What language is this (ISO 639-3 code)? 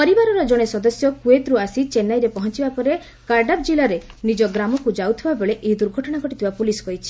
ori